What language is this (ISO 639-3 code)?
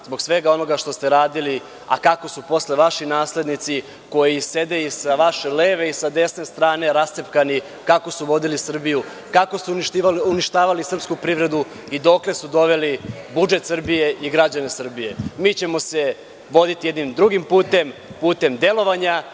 srp